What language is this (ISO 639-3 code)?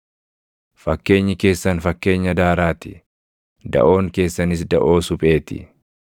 orm